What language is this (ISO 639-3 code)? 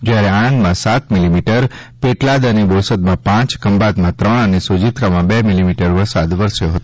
guj